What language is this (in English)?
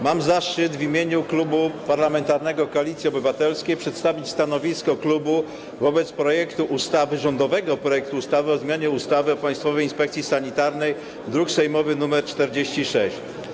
Polish